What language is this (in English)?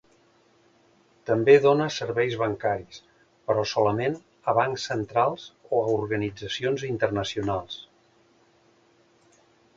Catalan